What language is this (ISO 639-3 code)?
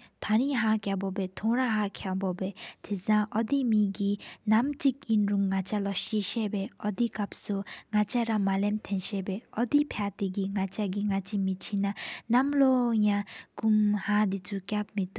sip